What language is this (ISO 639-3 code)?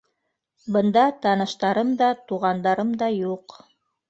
bak